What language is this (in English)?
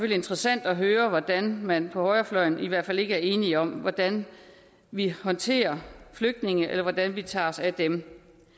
Danish